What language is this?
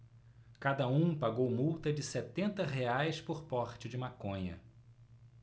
Portuguese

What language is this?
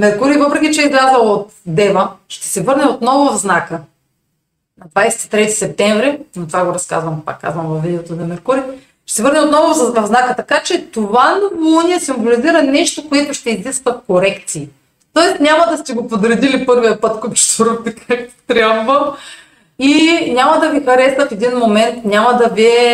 Bulgarian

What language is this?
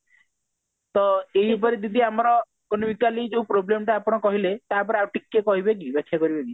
Odia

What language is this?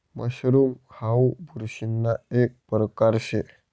Marathi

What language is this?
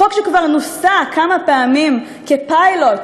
Hebrew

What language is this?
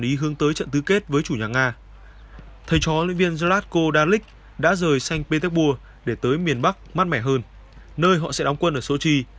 Vietnamese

